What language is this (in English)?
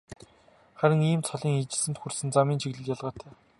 Mongolian